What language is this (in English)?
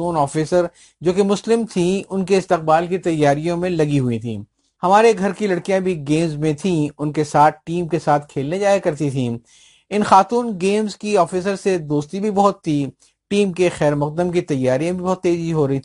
Urdu